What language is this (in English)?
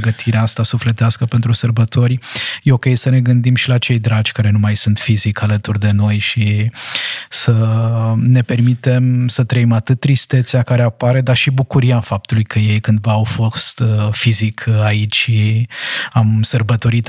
Romanian